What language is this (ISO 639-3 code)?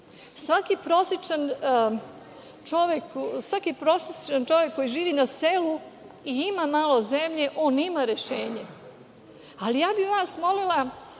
srp